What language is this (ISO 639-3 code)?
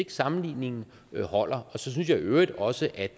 dan